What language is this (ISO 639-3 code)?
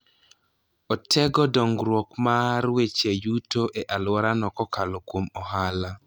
luo